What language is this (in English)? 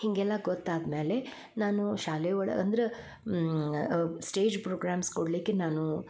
Kannada